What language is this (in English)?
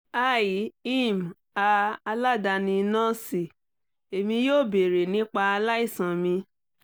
Yoruba